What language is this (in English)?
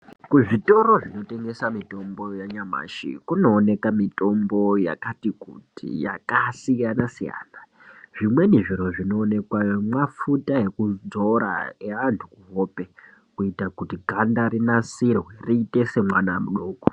Ndau